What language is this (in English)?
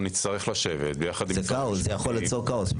Hebrew